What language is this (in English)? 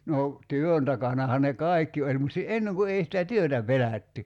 Finnish